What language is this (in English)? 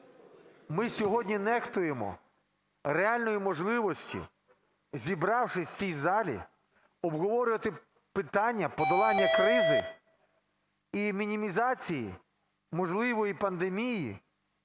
Ukrainian